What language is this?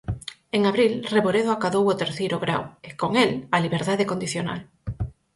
Galician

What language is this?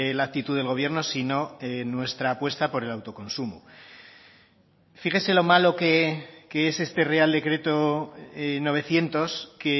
Spanish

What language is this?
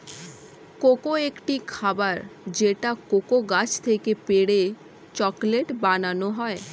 Bangla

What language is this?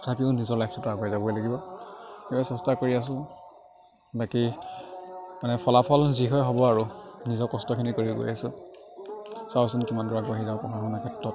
Assamese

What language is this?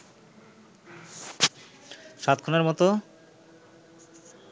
Bangla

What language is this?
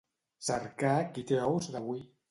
Catalan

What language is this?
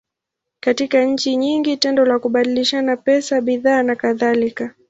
Swahili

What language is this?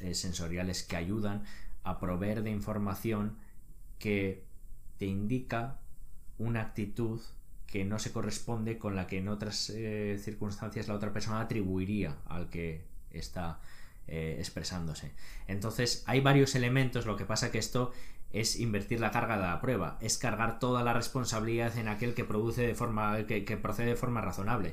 Spanish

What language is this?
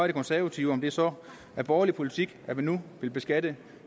Danish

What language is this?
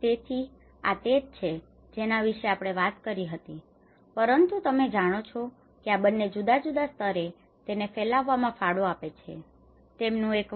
Gujarati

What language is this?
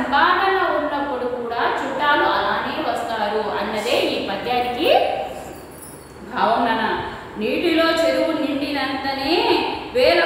Indonesian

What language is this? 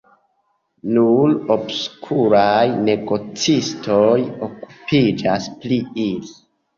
Esperanto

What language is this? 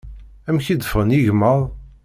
Kabyle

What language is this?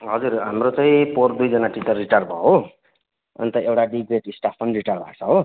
Nepali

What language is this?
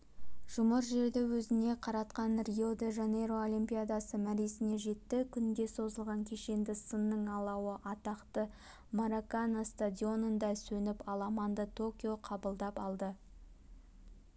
Kazakh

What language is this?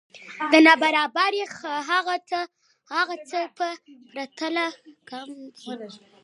Pashto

